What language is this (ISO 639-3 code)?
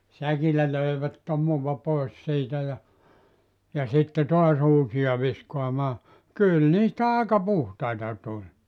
fin